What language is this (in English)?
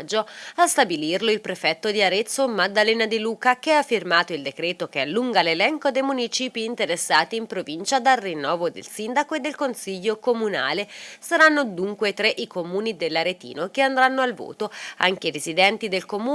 Italian